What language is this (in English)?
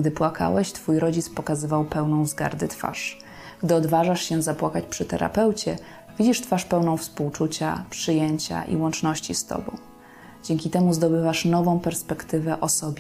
Polish